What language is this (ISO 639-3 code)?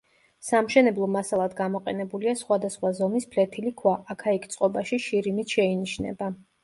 kat